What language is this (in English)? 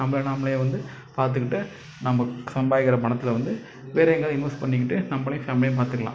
Tamil